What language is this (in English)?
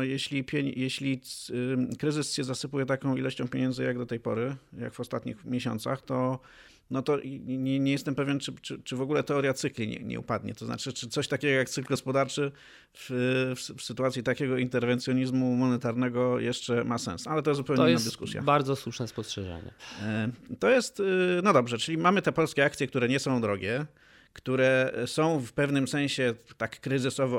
Polish